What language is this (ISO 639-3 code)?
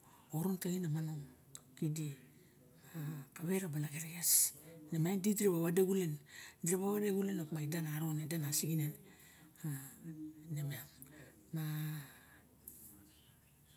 bjk